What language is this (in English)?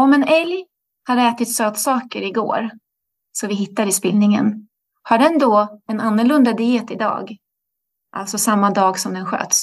Swedish